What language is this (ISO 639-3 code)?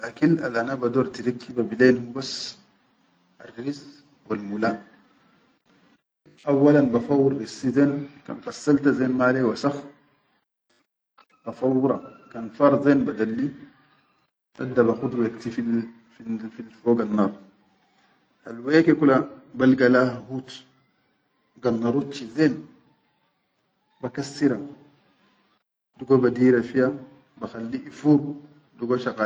shu